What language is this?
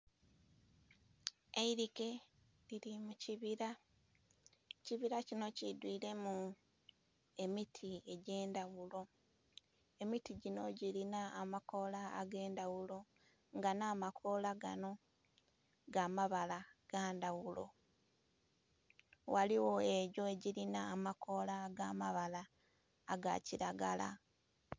Soga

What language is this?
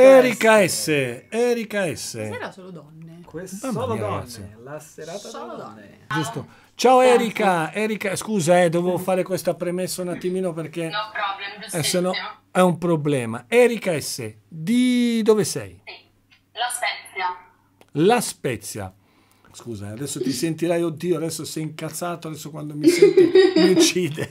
Italian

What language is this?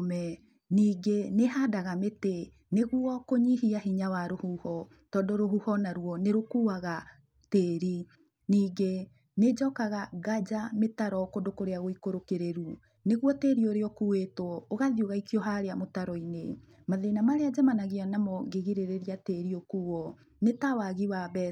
Kikuyu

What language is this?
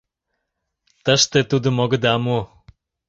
Mari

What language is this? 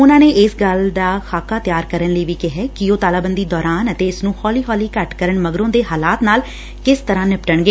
Punjabi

